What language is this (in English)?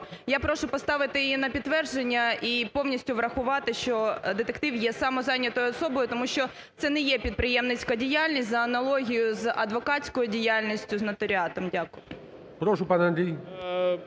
Ukrainian